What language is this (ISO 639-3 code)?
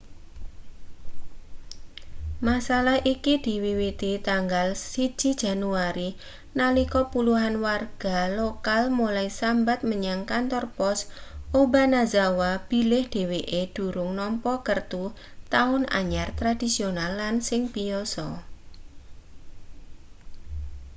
jav